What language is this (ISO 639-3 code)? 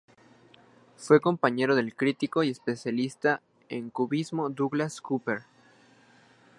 spa